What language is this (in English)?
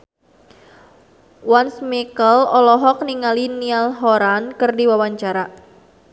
Sundanese